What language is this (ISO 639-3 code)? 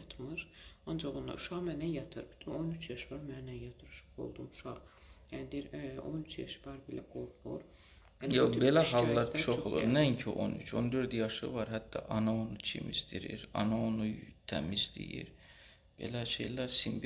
tur